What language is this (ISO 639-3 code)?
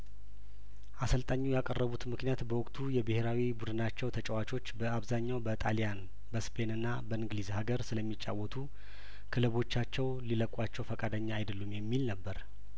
amh